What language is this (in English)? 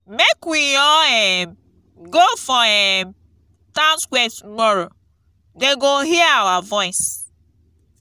Nigerian Pidgin